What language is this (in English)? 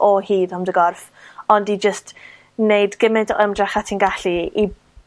Welsh